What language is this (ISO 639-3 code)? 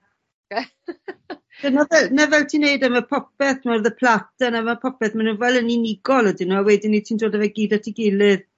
cym